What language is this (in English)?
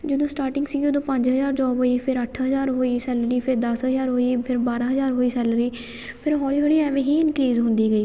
Punjabi